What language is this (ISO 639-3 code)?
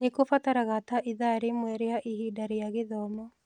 kik